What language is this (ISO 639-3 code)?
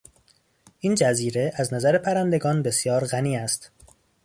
fas